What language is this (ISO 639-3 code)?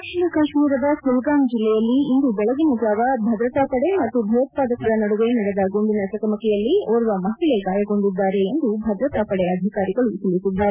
kan